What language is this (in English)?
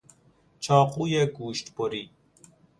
Persian